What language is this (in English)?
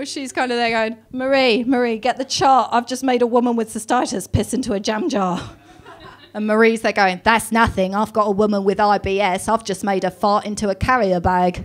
English